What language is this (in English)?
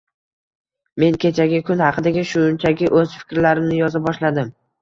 Uzbek